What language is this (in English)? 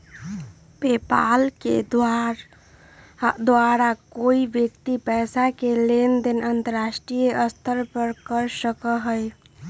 Magahi